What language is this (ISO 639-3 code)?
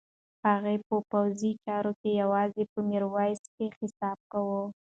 pus